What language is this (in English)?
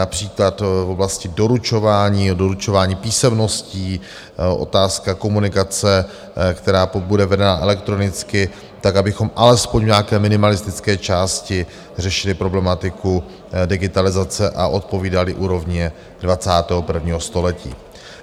Czech